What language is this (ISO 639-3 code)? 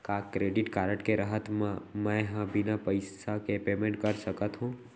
hne